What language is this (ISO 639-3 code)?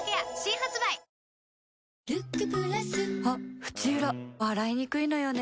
jpn